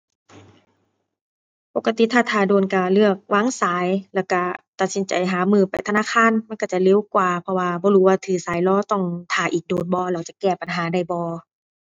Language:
Thai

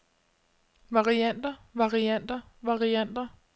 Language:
Danish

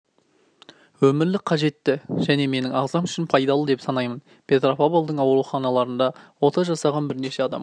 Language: Kazakh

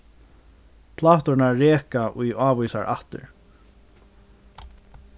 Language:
Faroese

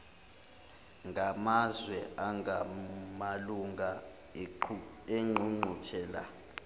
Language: Zulu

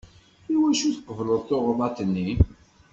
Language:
Kabyle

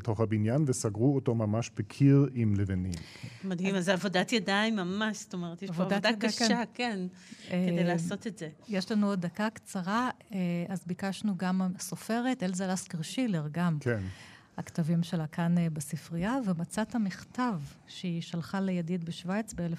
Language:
Hebrew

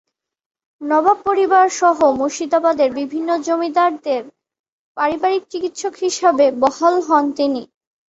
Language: Bangla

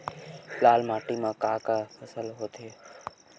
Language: Chhattisgarhi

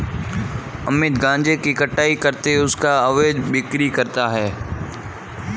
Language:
Hindi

